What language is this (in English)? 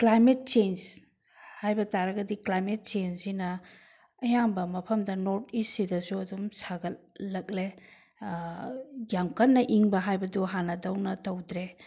Manipuri